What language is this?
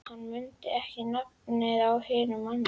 Icelandic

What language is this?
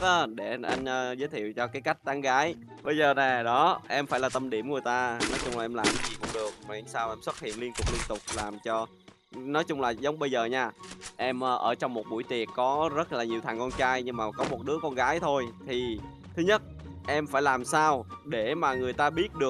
Vietnamese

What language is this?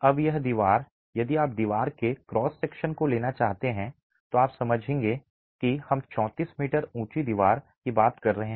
Hindi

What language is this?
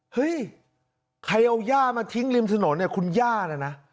Thai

